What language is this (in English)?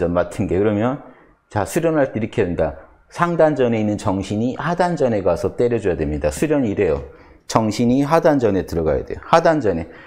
Korean